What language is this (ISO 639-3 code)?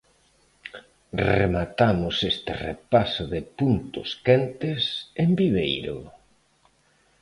glg